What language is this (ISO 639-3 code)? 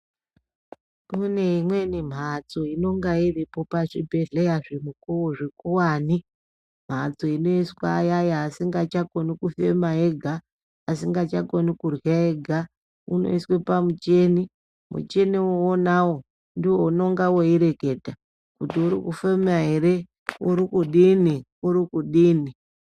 ndc